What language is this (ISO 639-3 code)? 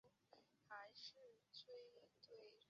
zho